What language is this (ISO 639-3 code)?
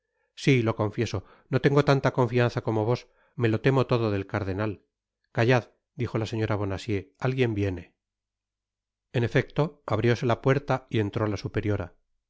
spa